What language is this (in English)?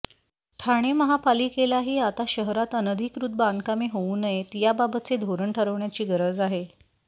Marathi